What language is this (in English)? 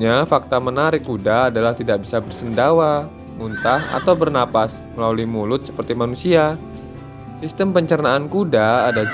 Indonesian